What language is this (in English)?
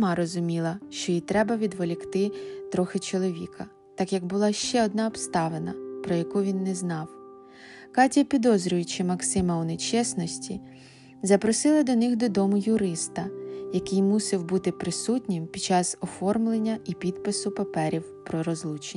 Ukrainian